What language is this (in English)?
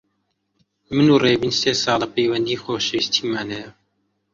Central Kurdish